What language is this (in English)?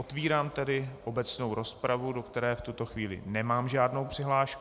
Czech